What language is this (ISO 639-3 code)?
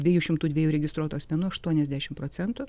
lit